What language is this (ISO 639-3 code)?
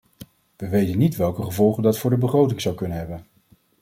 nld